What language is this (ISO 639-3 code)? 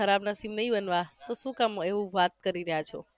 guj